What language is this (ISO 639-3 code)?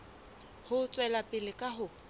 sot